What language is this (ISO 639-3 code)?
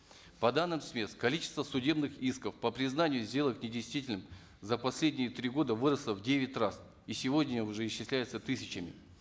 kaz